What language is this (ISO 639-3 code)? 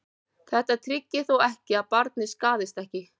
isl